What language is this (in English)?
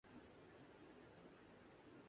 Urdu